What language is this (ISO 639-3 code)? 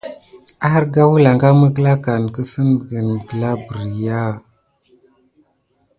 gid